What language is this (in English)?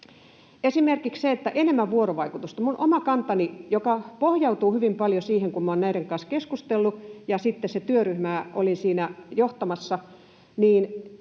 Finnish